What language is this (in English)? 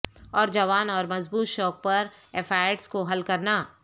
Urdu